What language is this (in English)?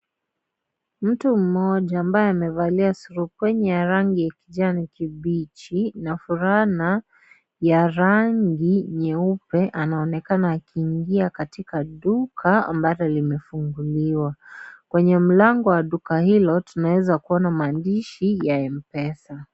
Swahili